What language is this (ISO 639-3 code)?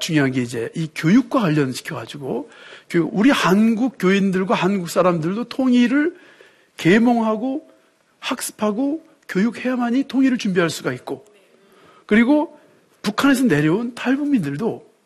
kor